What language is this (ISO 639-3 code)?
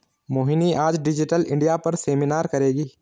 hin